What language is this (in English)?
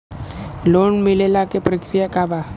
Bhojpuri